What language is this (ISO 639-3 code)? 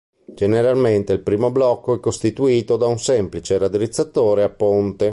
ita